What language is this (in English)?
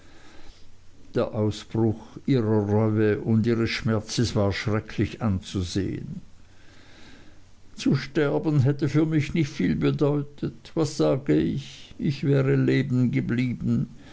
German